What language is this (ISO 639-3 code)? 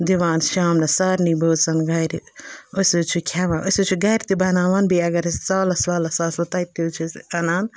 kas